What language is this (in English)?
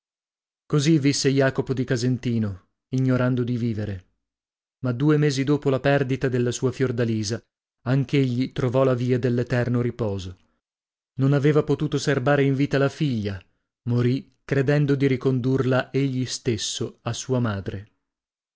Italian